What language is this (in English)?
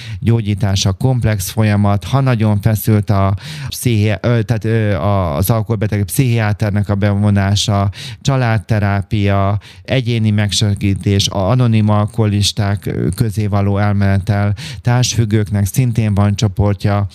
Hungarian